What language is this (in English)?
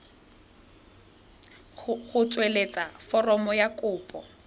Tswana